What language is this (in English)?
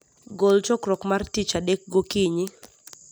Luo (Kenya and Tanzania)